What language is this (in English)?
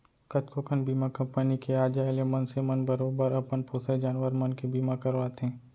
Chhattisgarhi